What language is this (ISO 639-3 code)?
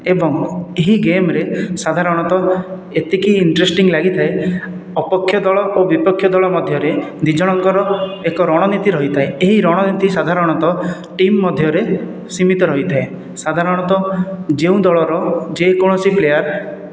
ori